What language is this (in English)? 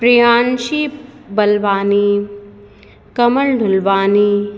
Sindhi